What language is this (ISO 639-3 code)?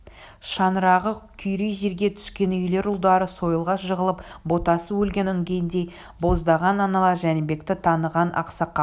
kaz